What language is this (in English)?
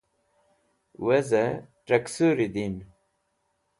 Wakhi